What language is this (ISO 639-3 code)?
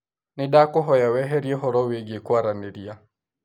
kik